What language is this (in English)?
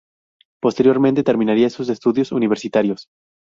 Spanish